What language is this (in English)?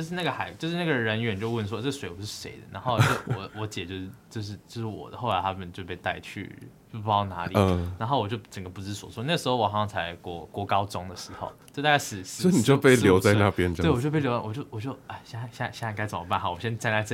Chinese